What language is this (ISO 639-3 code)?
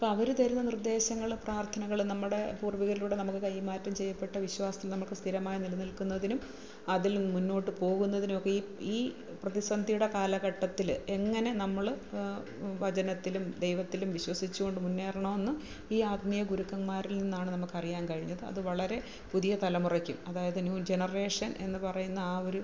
mal